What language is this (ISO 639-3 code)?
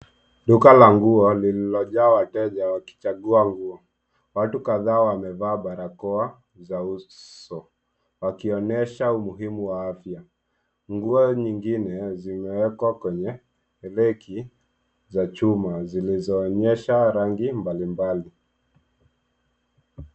swa